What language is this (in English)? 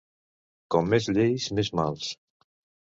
Catalan